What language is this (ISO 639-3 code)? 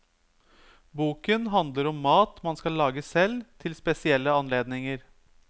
nor